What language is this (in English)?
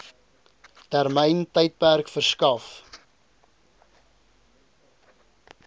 Afrikaans